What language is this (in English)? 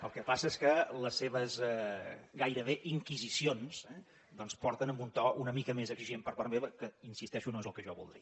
Catalan